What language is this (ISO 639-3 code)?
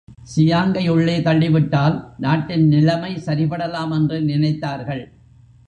tam